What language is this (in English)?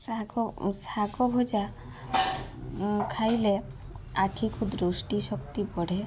Odia